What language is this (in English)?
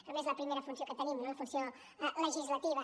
Catalan